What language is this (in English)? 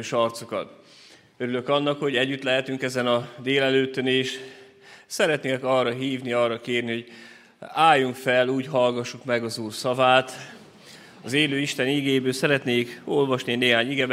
Hungarian